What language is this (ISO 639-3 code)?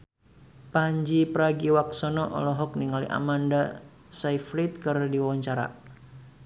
sun